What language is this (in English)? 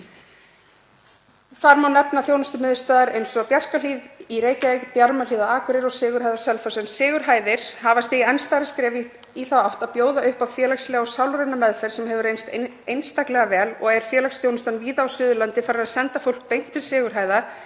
Icelandic